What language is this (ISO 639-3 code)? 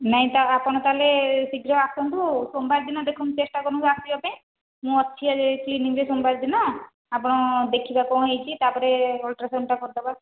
ori